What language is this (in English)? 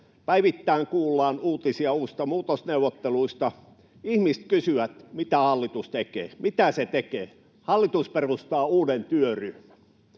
Finnish